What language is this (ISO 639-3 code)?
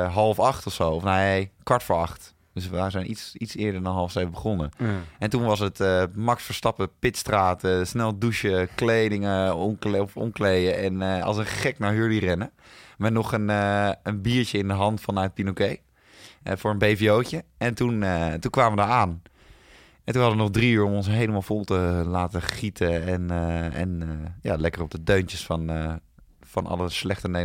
nld